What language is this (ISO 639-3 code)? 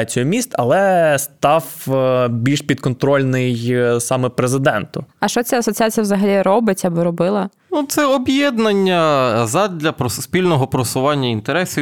ukr